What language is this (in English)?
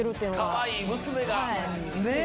Japanese